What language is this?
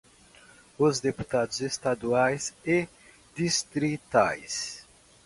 Portuguese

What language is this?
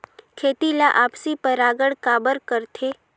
Chhattisgarhi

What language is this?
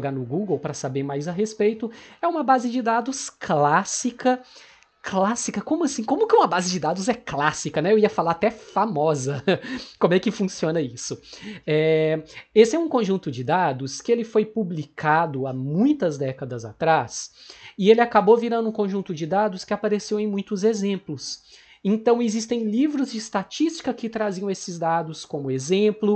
Portuguese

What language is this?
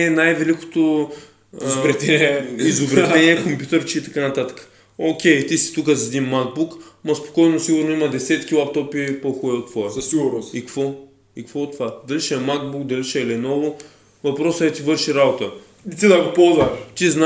Bulgarian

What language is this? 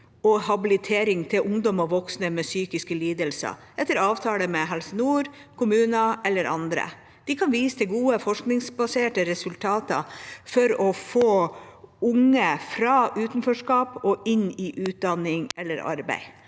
Norwegian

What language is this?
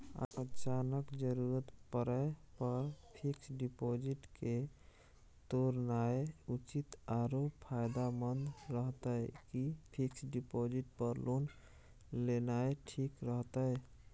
Maithili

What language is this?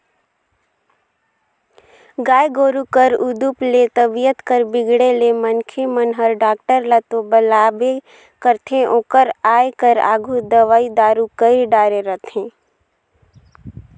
Chhattisgarhi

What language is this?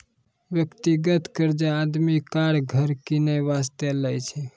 Maithili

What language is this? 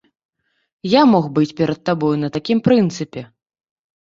Belarusian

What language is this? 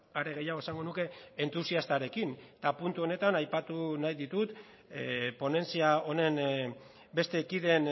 Basque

